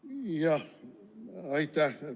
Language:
Estonian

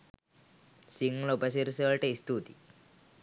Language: Sinhala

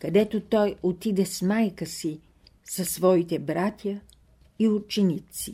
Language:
Bulgarian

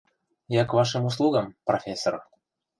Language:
Mari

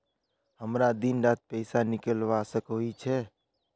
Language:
Magahi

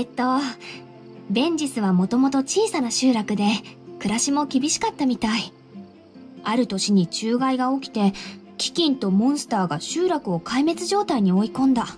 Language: Japanese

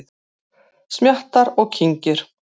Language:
Icelandic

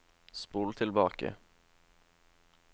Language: Norwegian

